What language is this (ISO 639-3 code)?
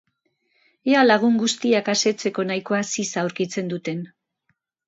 eus